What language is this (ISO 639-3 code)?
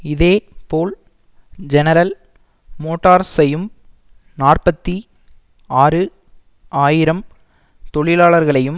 tam